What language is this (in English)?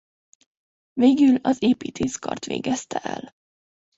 Hungarian